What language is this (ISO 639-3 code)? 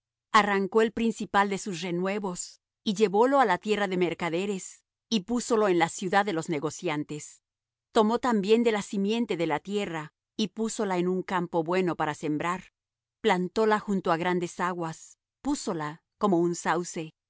spa